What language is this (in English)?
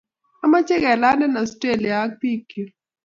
Kalenjin